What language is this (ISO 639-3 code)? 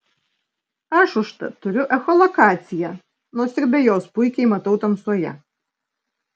lit